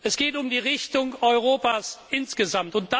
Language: German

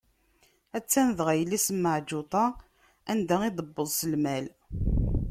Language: Kabyle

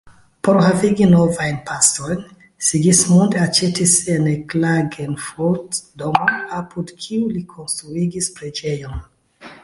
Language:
Esperanto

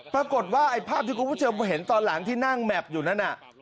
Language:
Thai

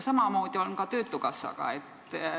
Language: Estonian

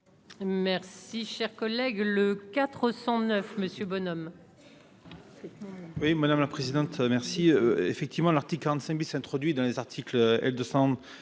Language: French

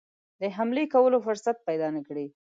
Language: Pashto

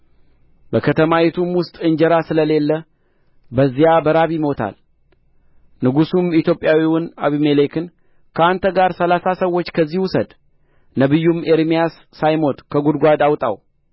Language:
Amharic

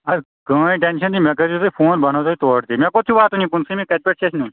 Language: Kashmiri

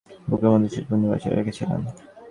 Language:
Bangla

